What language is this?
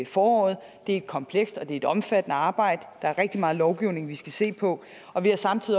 Danish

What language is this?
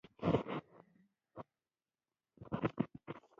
Pashto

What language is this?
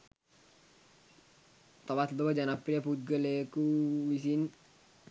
Sinhala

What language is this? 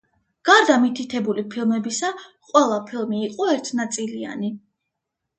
Georgian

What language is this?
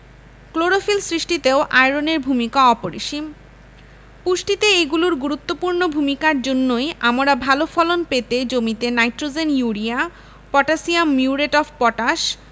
Bangla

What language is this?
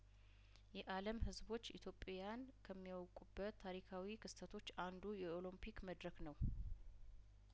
Amharic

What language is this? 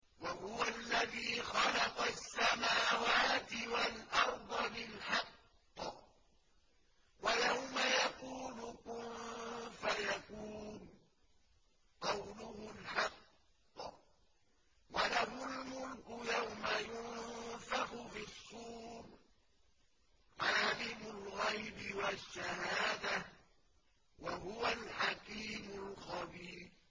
Arabic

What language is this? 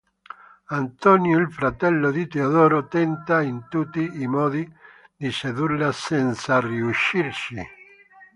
Italian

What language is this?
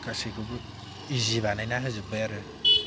Bodo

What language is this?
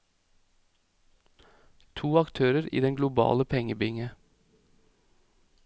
Norwegian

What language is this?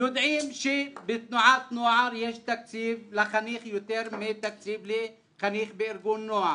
Hebrew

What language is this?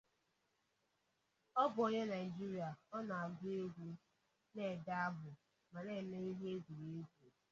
Igbo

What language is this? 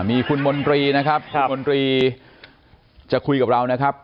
Thai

